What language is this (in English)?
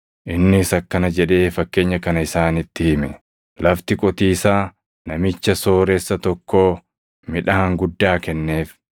Oromo